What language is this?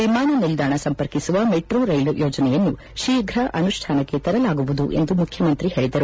Kannada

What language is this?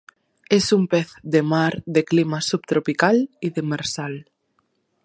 Spanish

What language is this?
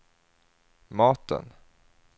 Swedish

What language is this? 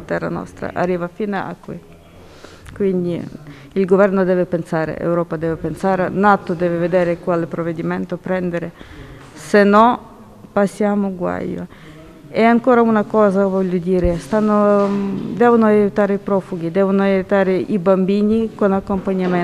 Italian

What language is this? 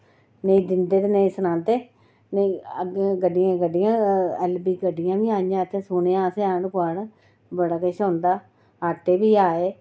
Dogri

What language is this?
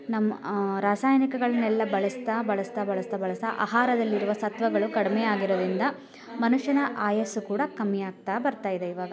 Kannada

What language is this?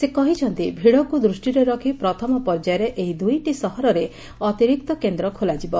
Odia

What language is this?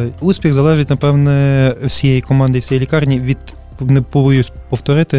Ukrainian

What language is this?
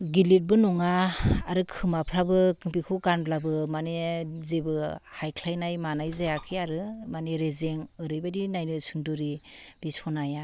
Bodo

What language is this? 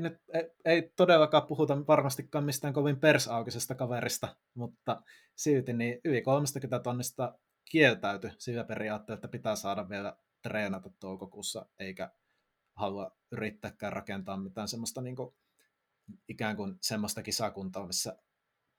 Finnish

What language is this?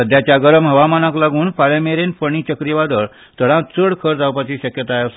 Konkani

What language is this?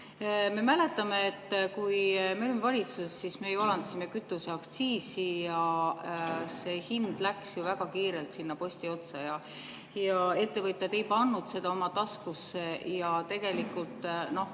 Estonian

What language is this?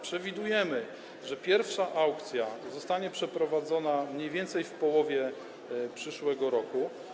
Polish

